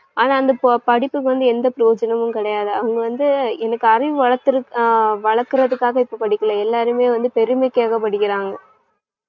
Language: Tamil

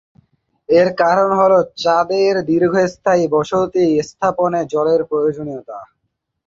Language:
Bangla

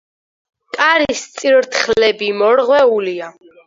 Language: Georgian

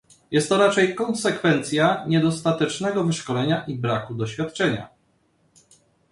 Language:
Polish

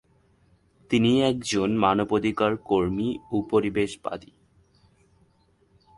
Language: Bangla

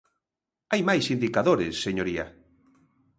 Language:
Galician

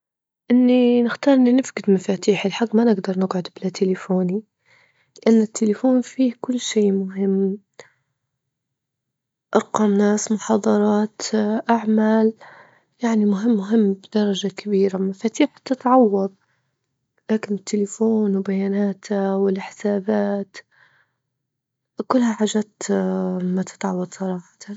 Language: Libyan Arabic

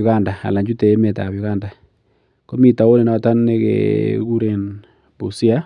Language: Kalenjin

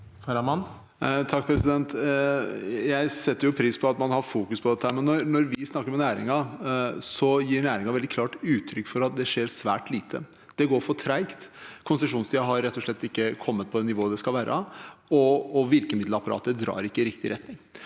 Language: Norwegian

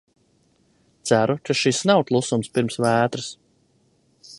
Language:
Latvian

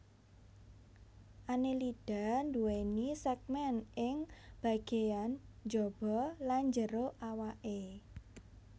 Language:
Javanese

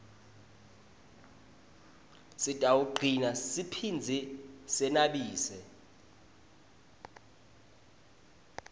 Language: Swati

